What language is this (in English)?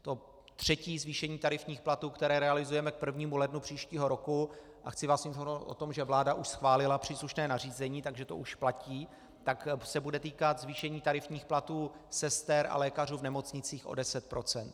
Czech